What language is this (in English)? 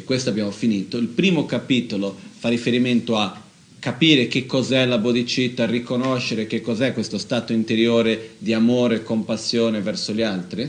Italian